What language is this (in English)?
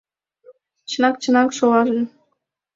Mari